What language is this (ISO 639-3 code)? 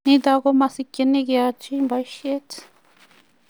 kln